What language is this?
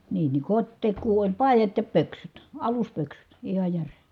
Finnish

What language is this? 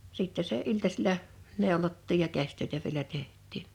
Finnish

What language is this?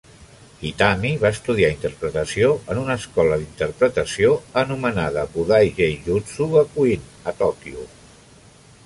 Catalan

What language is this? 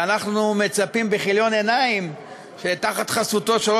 Hebrew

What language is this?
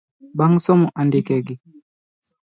Luo (Kenya and Tanzania)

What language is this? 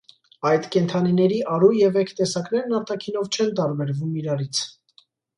Armenian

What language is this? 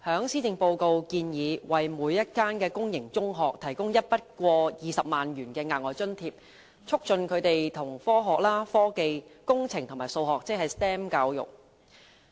Cantonese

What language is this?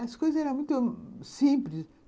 Portuguese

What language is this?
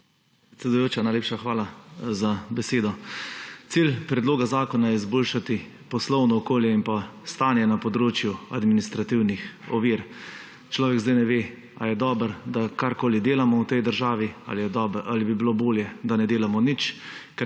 Slovenian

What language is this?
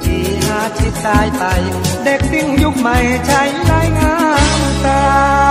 Thai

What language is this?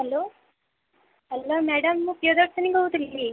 Odia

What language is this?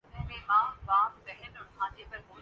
Urdu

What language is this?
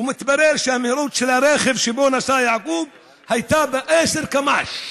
Hebrew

